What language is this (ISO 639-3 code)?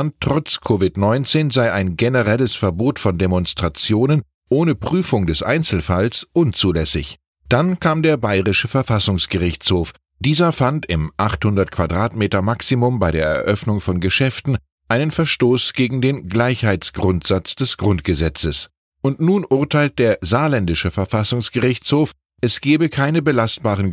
deu